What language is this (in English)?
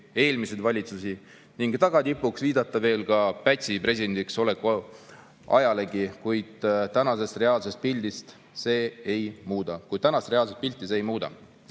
Estonian